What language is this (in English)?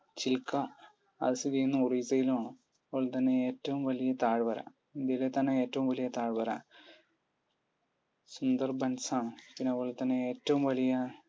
Malayalam